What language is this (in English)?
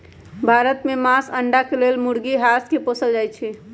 Magahi